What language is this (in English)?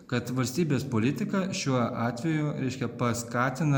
Lithuanian